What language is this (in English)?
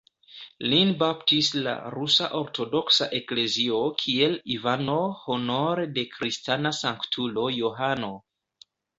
Esperanto